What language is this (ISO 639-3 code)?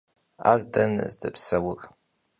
kbd